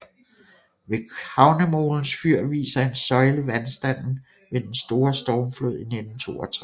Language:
Danish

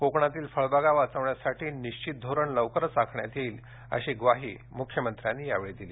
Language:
Marathi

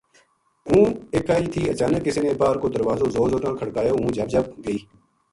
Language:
Gujari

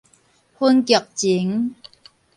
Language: Min Nan Chinese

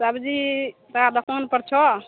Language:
Maithili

